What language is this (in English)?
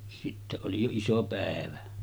Finnish